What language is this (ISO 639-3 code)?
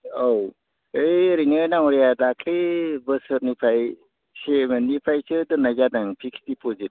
brx